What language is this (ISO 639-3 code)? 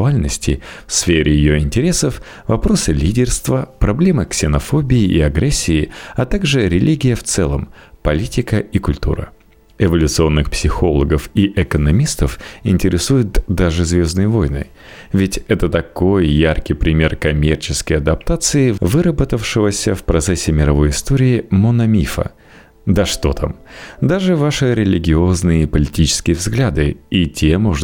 rus